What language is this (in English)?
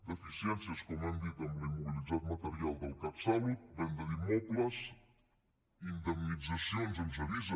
Catalan